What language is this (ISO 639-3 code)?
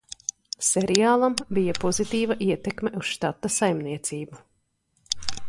lav